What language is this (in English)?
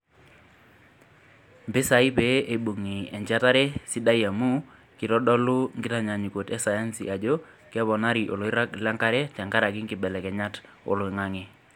Masai